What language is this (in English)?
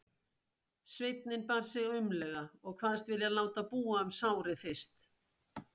Icelandic